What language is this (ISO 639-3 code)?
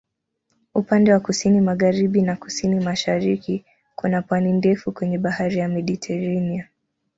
swa